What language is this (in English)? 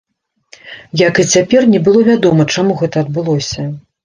Belarusian